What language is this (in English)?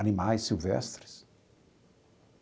Portuguese